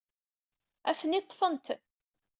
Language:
Kabyle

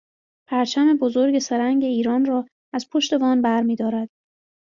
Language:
Persian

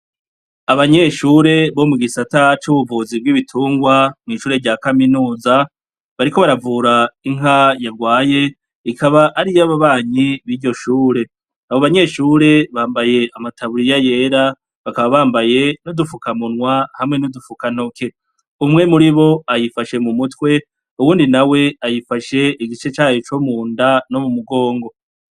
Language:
Rundi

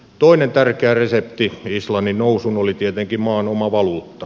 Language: Finnish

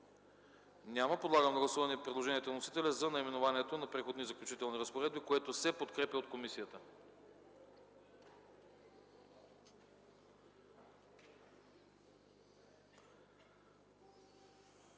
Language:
Bulgarian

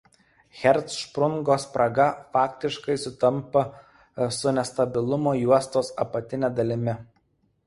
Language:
Lithuanian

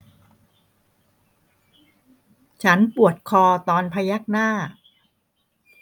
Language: Thai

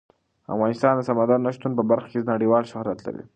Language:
Pashto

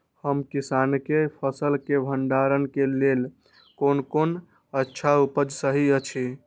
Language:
Maithili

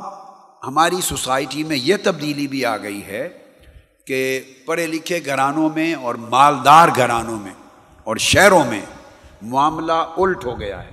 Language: Urdu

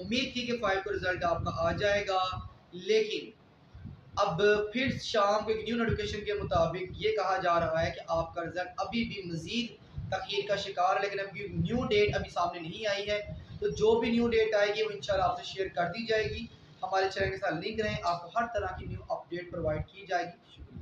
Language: Hindi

